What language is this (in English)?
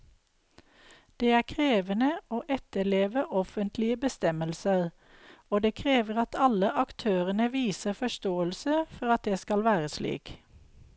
Norwegian